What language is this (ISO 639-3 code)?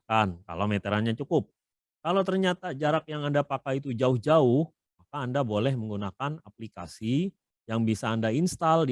ind